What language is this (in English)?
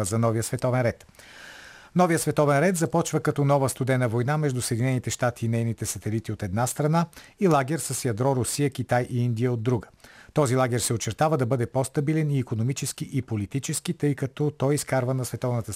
Bulgarian